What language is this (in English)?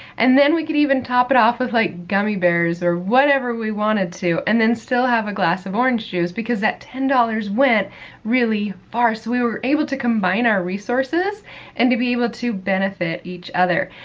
English